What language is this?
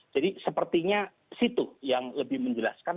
Indonesian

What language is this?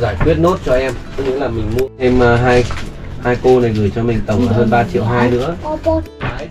Vietnamese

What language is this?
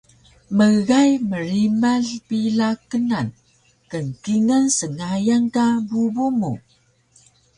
Taroko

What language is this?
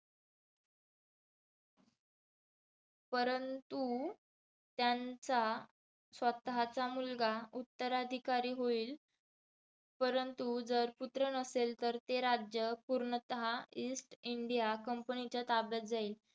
Marathi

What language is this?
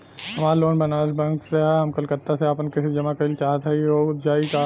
Bhojpuri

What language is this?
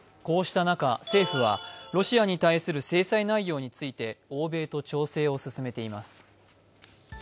Japanese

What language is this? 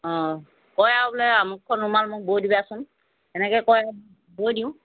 Assamese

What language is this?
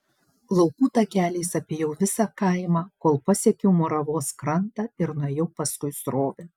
Lithuanian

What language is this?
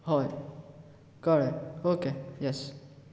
Konkani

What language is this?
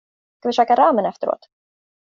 Swedish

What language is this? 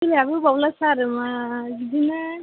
Bodo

